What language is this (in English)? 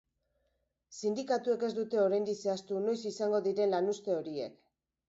Basque